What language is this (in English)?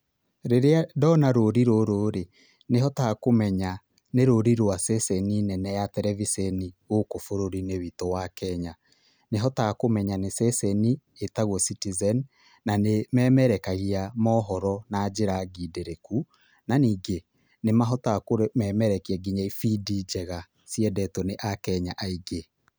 Kikuyu